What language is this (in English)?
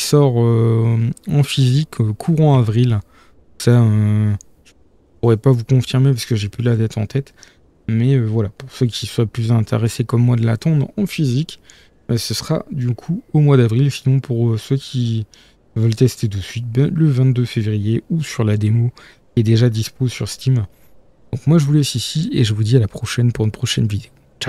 French